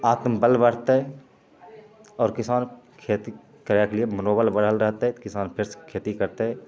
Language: Maithili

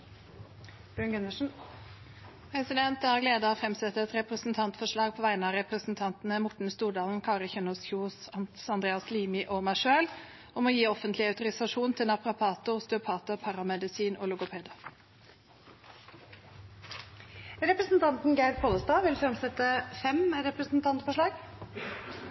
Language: Norwegian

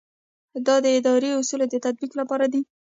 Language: Pashto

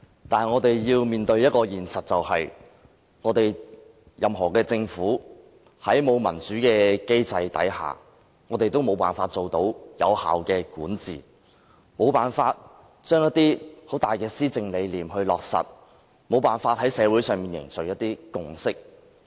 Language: Cantonese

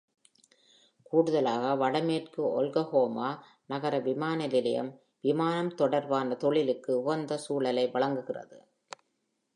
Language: Tamil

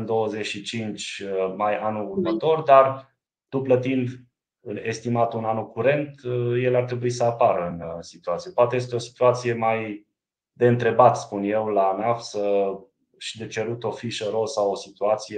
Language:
Romanian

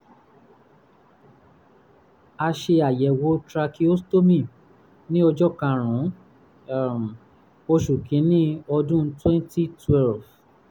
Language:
Yoruba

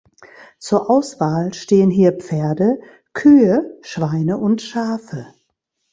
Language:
German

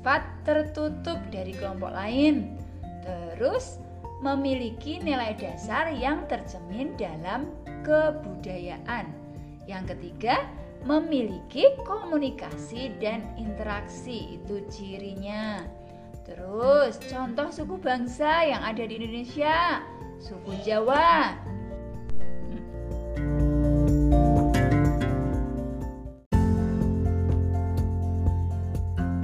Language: Indonesian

